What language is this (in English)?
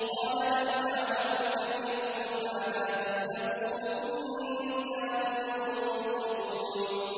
Arabic